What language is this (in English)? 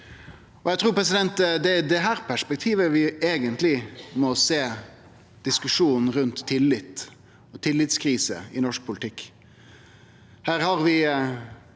Norwegian